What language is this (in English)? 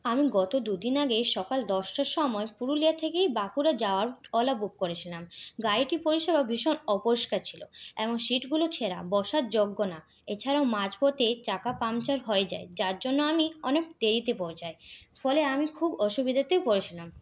Bangla